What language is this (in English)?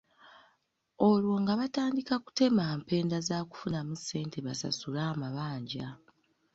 Ganda